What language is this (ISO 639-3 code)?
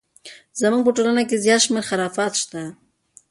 pus